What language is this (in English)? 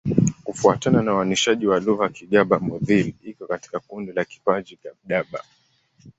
Swahili